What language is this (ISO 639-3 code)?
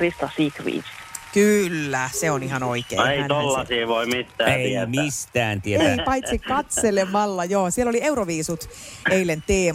fin